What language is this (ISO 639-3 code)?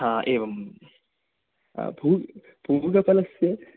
san